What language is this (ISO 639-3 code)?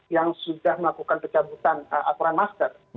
ind